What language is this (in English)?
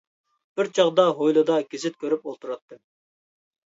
Uyghur